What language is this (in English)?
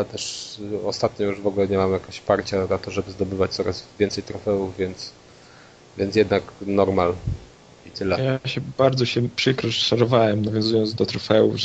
Polish